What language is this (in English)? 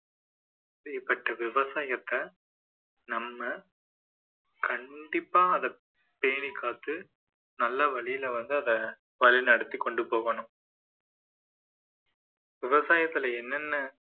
Tamil